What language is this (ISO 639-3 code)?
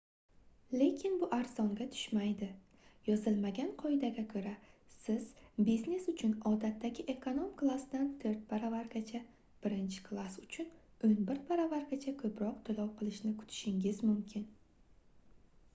uzb